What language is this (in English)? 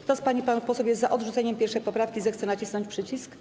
Polish